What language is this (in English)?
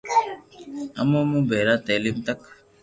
Loarki